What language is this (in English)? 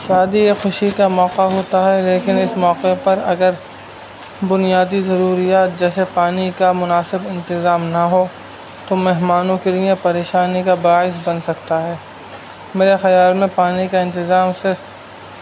Urdu